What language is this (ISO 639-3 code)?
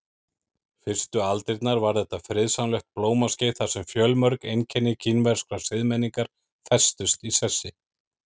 isl